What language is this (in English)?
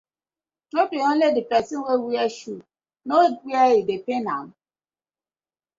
Nigerian Pidgin